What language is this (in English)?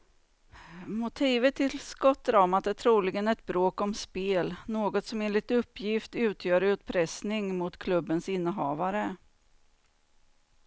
Swedish